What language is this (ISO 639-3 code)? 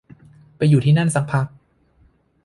tha